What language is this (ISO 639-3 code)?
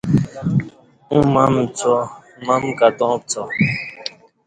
bsh